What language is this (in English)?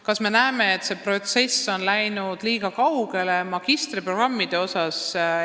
Estonian